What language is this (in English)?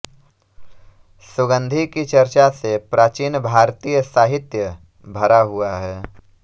Hindi